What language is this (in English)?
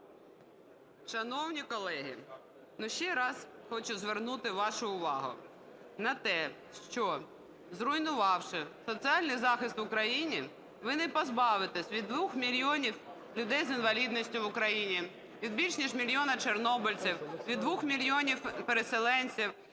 Ukrainian